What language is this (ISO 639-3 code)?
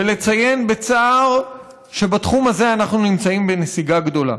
heb